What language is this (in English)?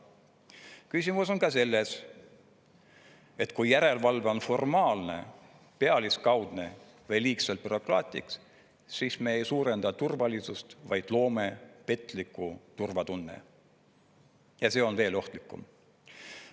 Estonian